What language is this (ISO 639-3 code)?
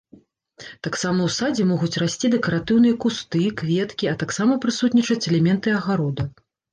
bel